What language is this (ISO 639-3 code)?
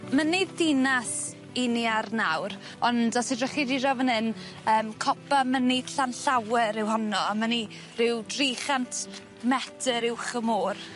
cym